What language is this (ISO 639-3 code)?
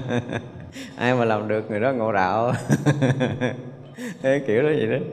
vie